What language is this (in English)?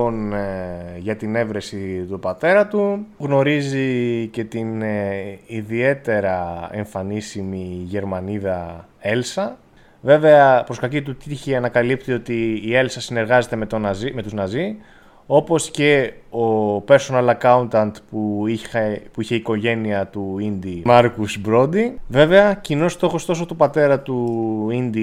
Greek